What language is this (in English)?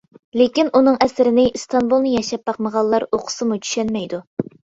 Uyghur